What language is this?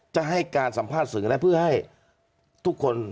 Thai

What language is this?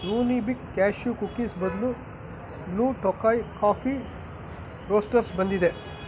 Kannada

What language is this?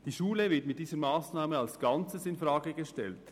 Swiss German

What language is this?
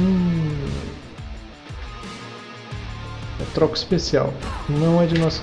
Portuguese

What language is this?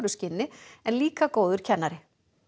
Icelandic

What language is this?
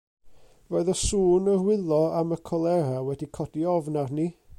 Welsh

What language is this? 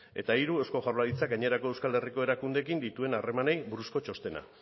Basque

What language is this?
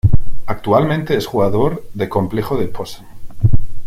Spanish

